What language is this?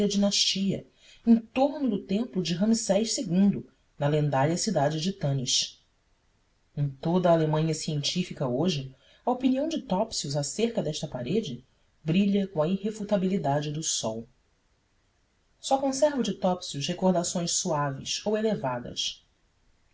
Portuguese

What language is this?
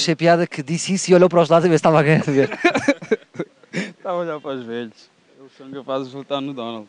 Portuguese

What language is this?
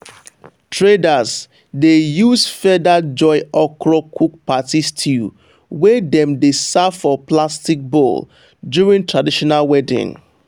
Nigerian Pidgin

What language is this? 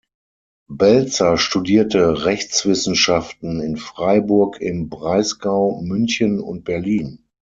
German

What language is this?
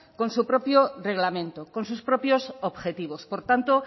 Spanish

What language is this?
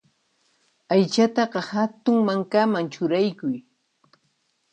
Puno Quechua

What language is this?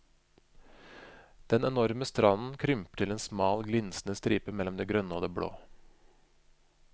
Norwegian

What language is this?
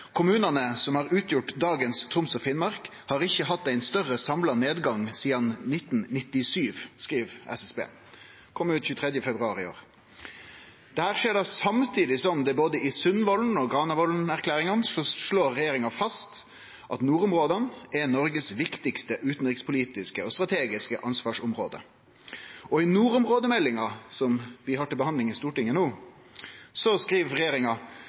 Norwegian Nynorsk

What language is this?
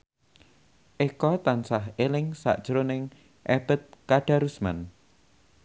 Javanese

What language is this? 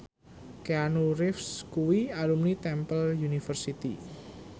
Javanese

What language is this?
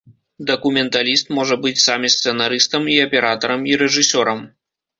Belarusian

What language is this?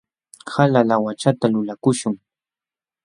Jauja Wanca Quechua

